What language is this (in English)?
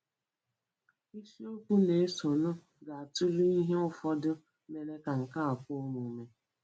Igbo